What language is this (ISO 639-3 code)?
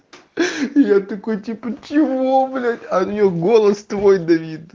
rus